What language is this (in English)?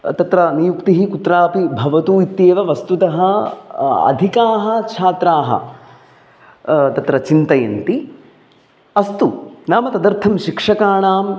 Sanskrit